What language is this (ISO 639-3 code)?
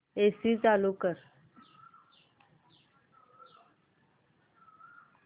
mar